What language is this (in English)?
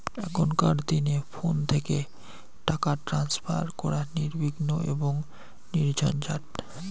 Bangla